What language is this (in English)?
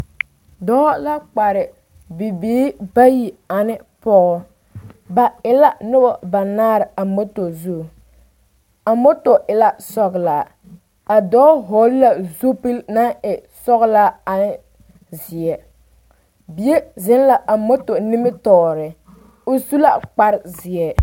Southern Dagaare